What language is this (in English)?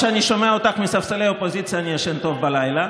Hebrew